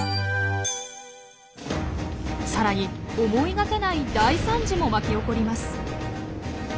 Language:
Japanese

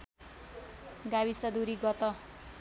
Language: Nepali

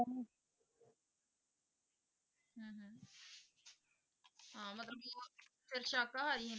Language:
Punjabi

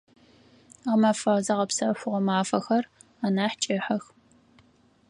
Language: Adyghe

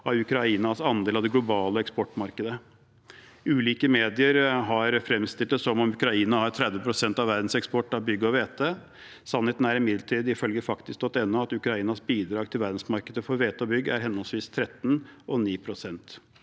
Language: Norwegian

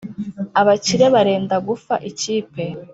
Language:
Kinyarwanda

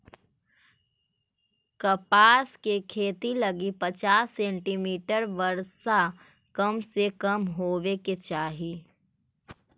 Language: Magahi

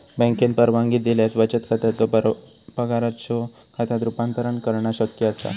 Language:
Marathi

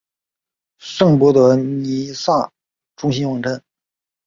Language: Chinese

